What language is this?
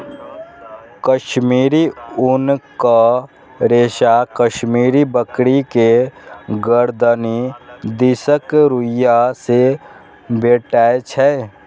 Maithili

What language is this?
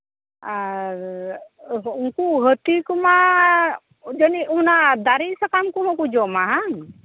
Santali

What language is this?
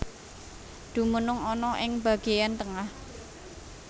Javanese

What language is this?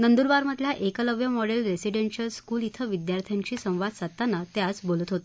Marathi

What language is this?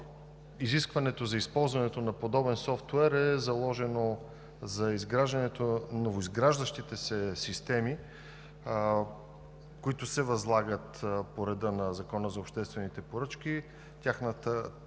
Bulgarian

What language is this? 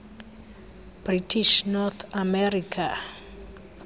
Xhosa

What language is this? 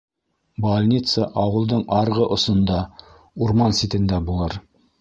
Bashkir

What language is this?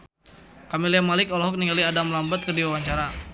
Sundanese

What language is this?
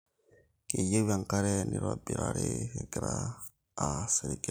Masai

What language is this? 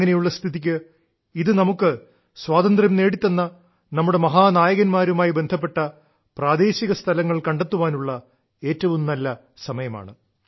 Malayalam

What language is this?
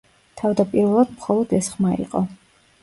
Georgian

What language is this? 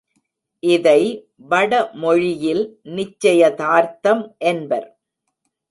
Tamil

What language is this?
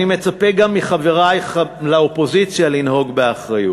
Hebrew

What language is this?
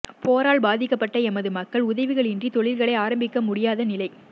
Tamil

